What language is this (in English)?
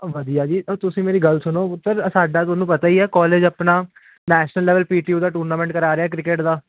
Punjabi